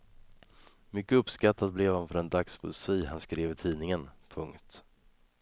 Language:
Swedish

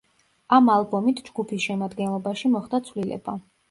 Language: Georgian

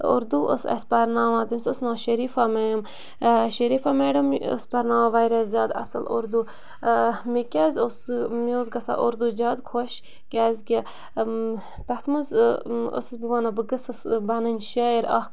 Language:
Kashmiri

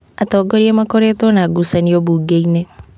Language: Kikuyu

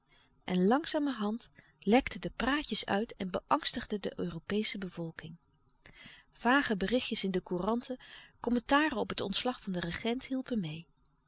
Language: Dutch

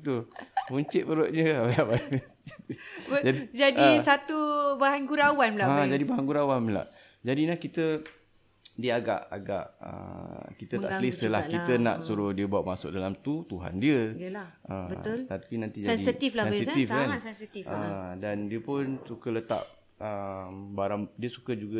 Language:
Malay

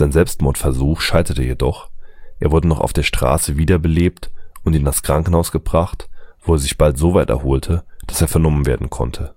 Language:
German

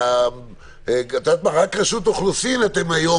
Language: Hebrew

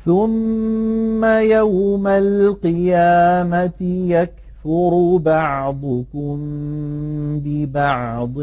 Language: Arabic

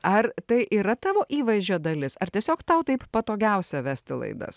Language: Lithuanian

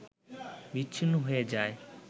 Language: Bangla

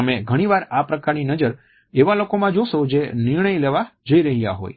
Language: Gujarati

